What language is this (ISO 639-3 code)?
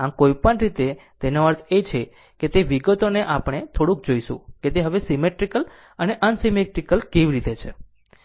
guj